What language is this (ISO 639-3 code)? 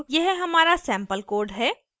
hin